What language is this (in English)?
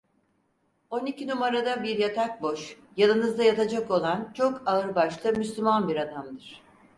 Turkish